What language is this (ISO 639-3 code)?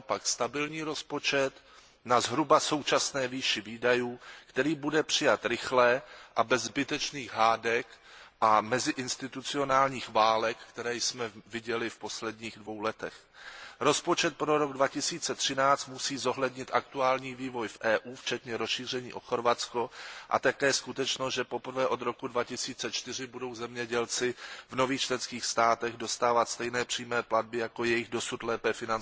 ces